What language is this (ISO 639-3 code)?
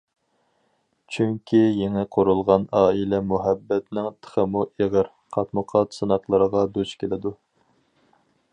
uig